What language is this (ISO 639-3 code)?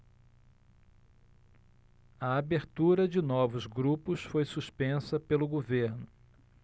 por